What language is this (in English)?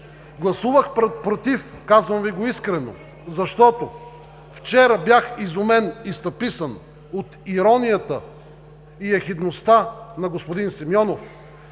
Bulgarian